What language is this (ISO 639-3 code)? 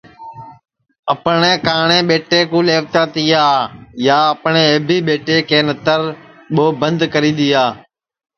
ssi